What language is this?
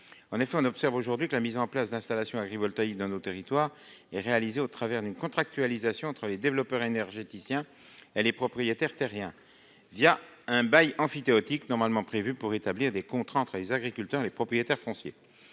French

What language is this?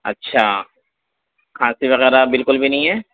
Urdu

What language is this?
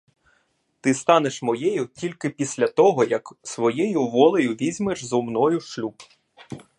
Ukrainian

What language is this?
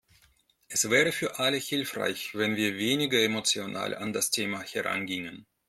German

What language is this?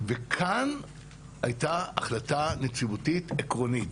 Hebrew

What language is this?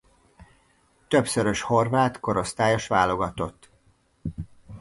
Hungarian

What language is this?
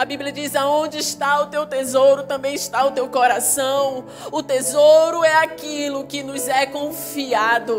Portuguese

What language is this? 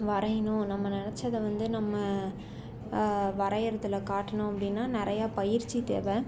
Tamil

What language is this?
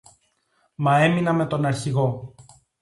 Greek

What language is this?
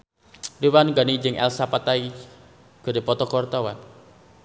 Sundanese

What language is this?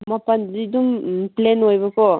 Manipuri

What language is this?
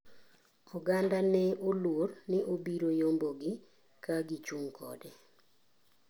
Luo (Kenya and Tanzania)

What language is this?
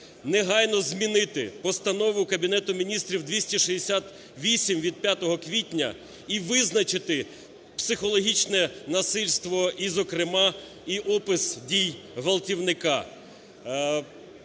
Ukrainian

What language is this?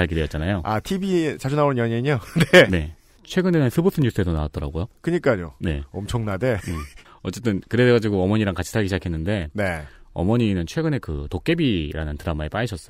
Korean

